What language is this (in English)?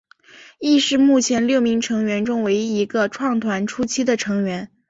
Chinese